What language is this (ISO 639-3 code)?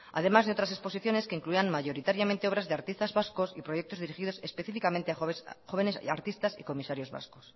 spa